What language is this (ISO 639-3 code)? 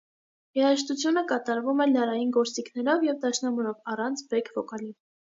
hye